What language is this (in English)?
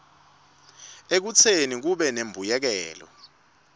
Swati